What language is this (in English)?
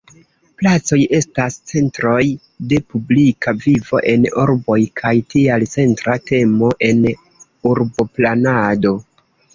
Esperanto